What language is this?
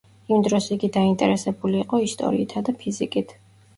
Georgian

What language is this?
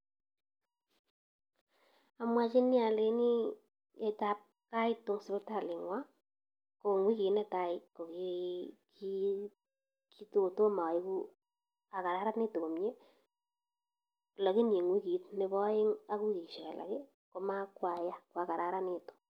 Kalenjin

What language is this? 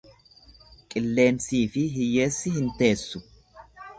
Oromo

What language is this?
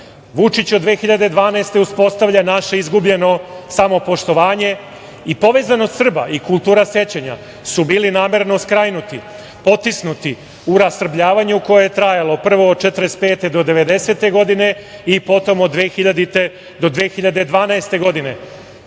Serbian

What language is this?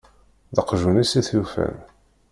Kabyle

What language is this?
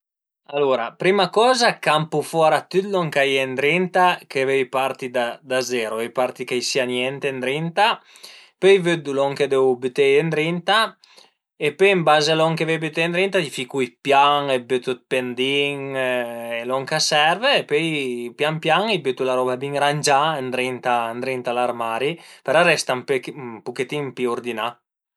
Piedmontese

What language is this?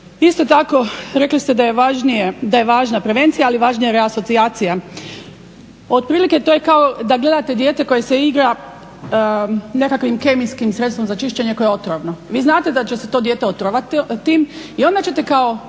Croatian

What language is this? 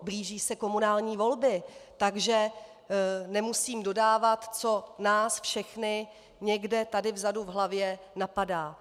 Czech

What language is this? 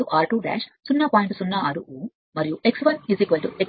Telugu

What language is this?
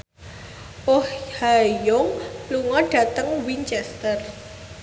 Javanese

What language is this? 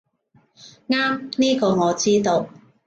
Cantonese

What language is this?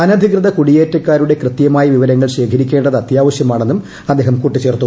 Malayalam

